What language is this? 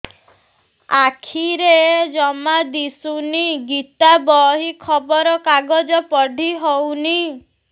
Odia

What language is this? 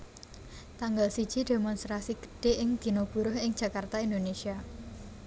Javanese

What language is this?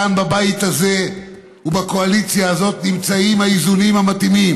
Hebrew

